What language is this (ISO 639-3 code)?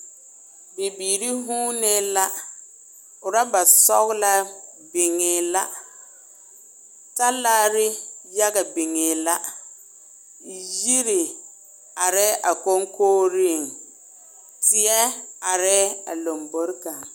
dga